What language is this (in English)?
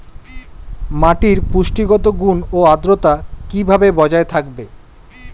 Bangla